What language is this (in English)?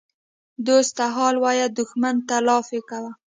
Pashto